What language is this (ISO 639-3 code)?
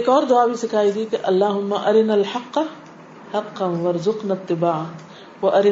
urd